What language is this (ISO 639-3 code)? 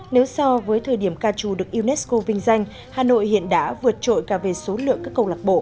vie